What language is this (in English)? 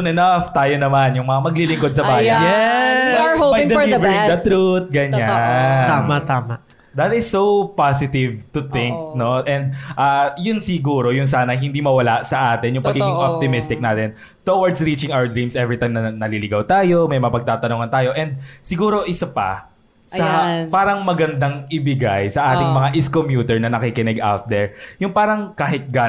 Filipino